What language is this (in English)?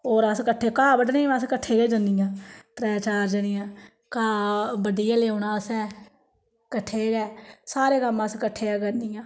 Dogri